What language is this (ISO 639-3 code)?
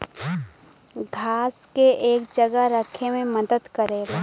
bho